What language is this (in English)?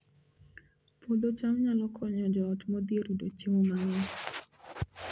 Luo (Kenya and Tanzania)